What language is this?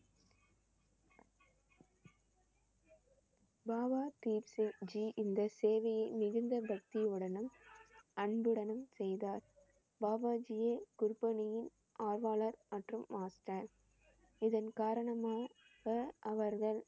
Tamil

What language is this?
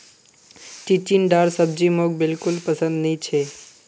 Magahi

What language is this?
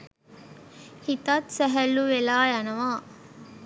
Sinhala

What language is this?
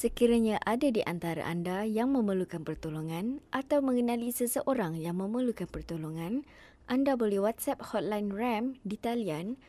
Malay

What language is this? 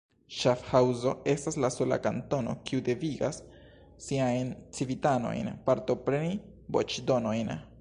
Esperanto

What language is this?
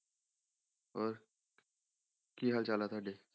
Punjabi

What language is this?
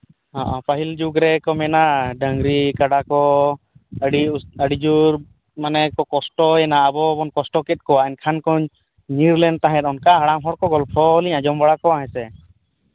Santali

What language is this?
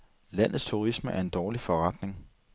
Danish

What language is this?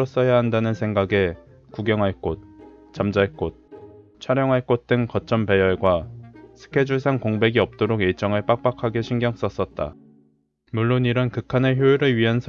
Korean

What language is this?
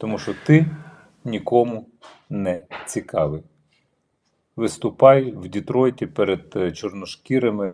Ukrainian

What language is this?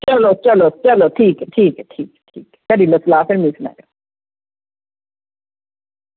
Dogri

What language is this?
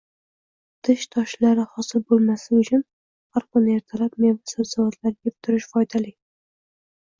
Uzbek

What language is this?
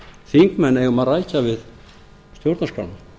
Icelandic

